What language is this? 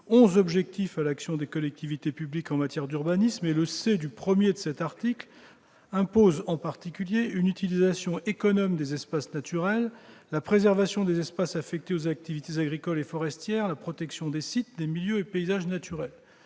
French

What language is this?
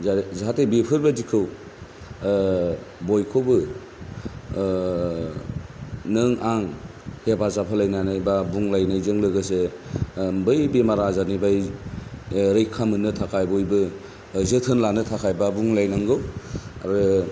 Bodo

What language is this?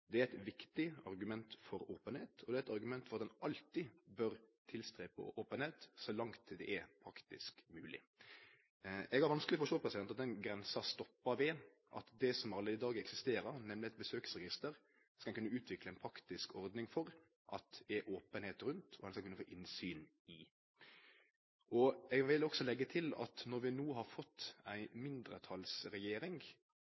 Norwegian Nynorsk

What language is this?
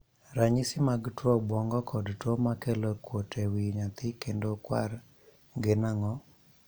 Luo (Kenya and Tanzania)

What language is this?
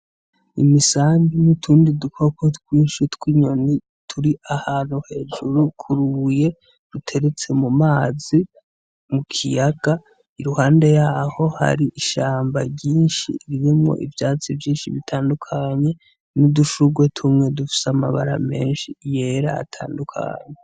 Rundi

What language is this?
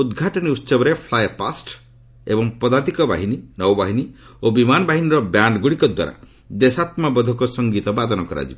Odia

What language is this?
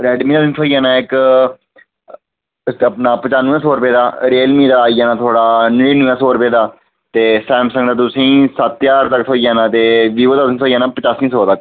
Dogri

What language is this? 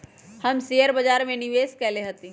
Magahi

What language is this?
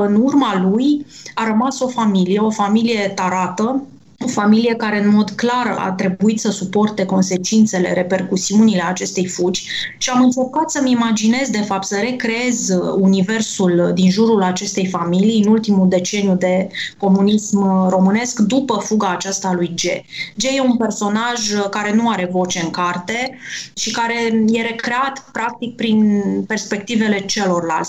Romanian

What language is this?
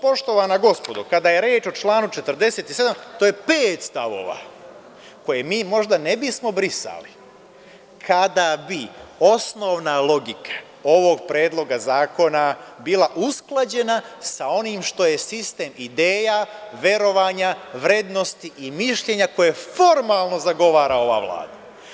Serbian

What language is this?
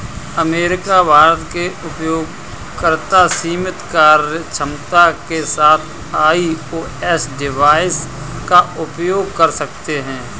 Hindi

